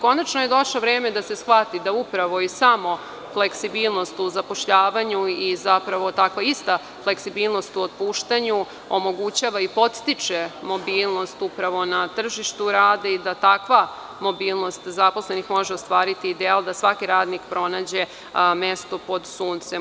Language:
Serbian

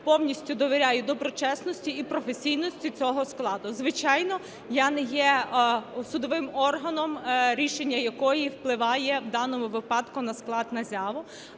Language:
Ukrainian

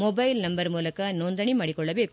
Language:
Kannada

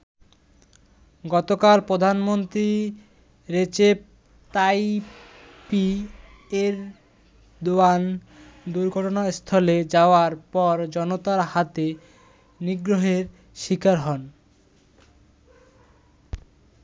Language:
Bangla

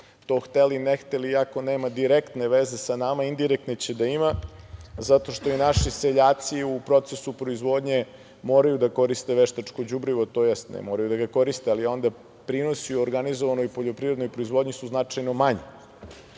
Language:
Serbian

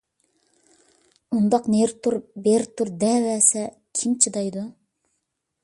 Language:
Uyghur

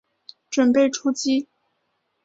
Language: Chinese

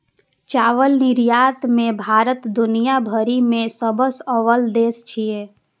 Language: Maithili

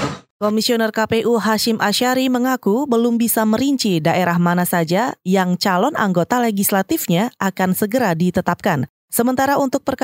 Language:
Indonesian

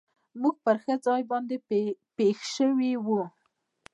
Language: Pashto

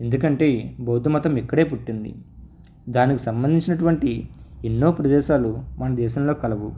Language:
Telugu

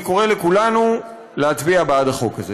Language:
Hebrew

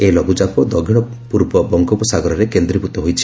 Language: Odia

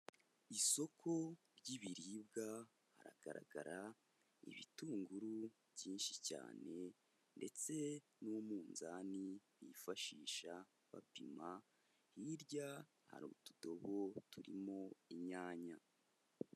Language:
Kinyarwanda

